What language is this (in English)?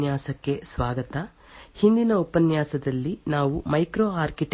Kannada